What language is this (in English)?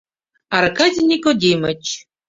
Mari